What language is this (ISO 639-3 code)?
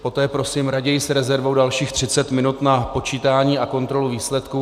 ces